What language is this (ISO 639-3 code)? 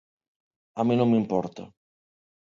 glg